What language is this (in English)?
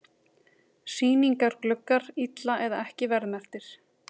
Icelandic